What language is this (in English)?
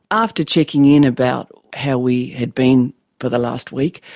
English